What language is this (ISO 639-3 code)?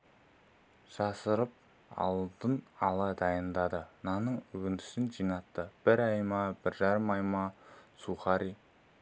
kaz